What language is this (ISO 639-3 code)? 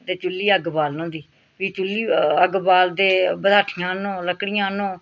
doi